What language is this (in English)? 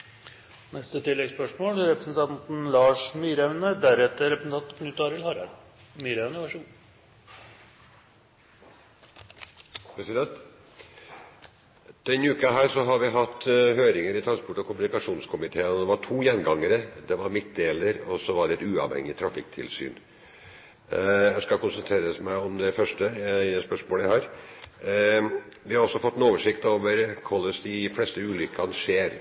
Norwegian